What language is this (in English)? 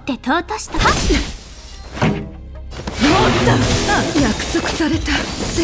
Japanese